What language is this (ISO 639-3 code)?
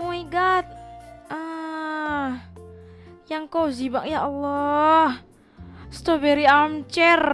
ind